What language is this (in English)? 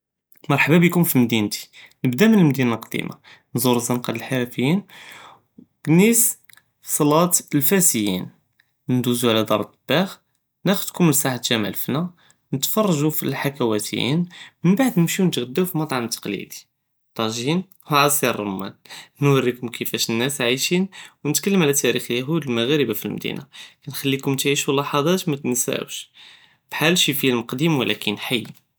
Judeo-Arabic